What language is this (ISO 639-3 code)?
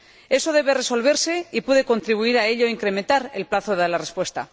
spa